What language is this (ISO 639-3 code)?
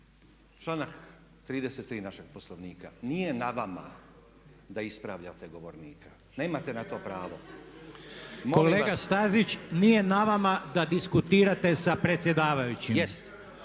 hrv